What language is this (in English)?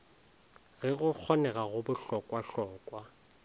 Northern Sotho